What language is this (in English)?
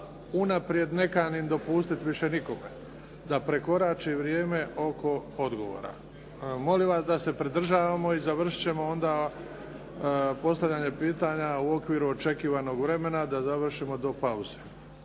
Croatian